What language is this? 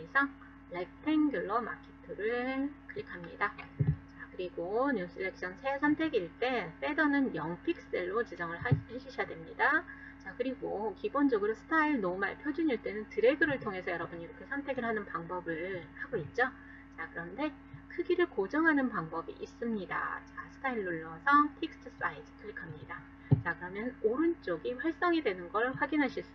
Korean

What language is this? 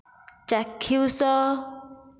Odia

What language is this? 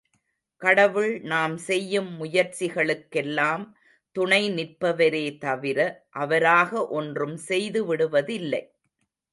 Tamil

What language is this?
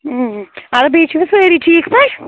Kashmiri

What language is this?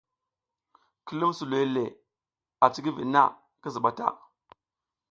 South Giziga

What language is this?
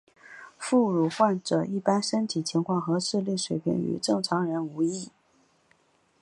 Chinese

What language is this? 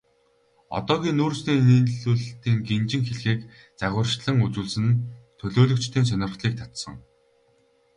Mongolian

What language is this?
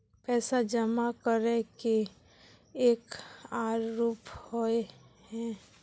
Magahi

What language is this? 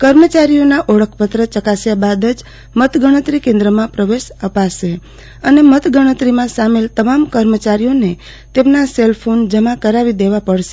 Gujarati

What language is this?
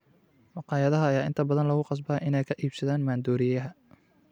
Somali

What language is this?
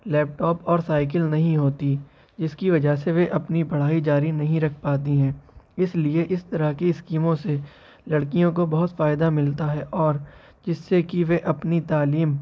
Urdu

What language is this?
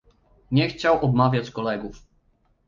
Polish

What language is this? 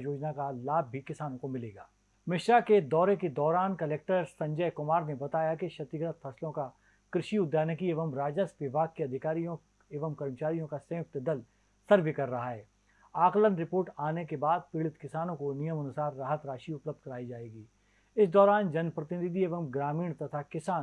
Hindi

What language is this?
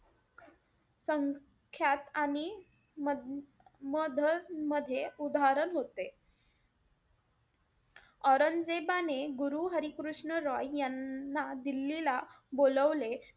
Marathi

